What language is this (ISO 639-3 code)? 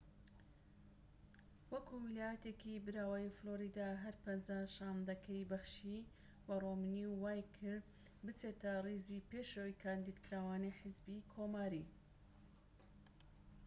ckb